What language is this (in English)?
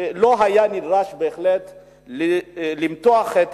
Hebrew